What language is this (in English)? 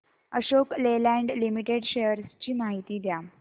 Marathi